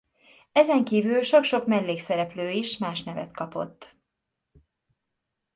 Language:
Hungarian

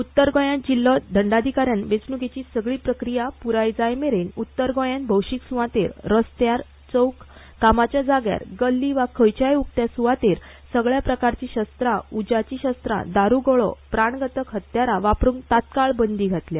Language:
Konkani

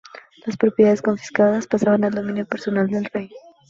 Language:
Spanish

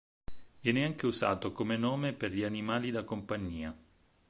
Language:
Italian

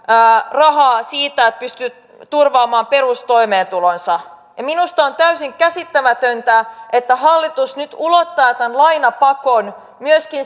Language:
Finnish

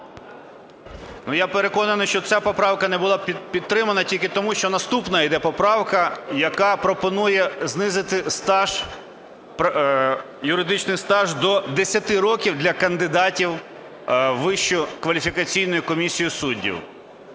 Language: Ukrainian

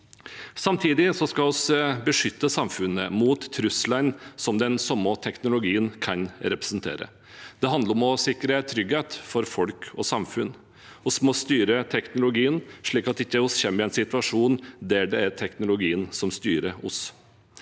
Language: Norwegian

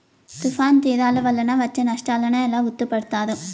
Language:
Telugu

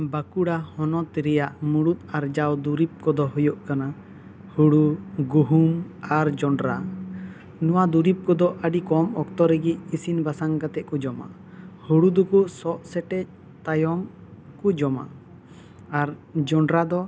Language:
Santali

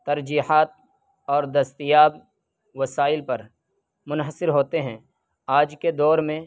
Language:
Urdu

